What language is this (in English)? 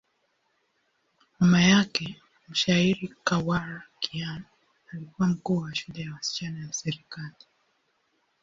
Swahili